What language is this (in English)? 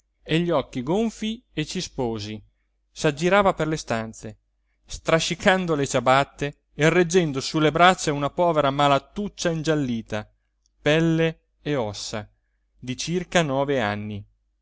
Italian